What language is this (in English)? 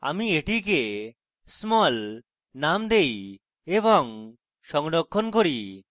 Bangla